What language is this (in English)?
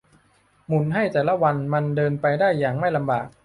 Thai